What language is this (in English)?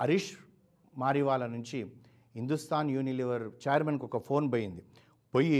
Telugu